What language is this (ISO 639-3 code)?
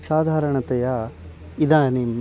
san